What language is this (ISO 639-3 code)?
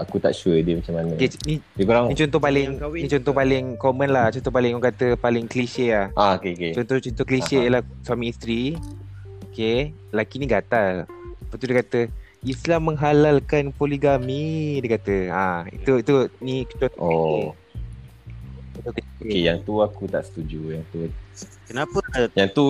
msa